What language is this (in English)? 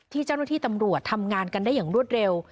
Thai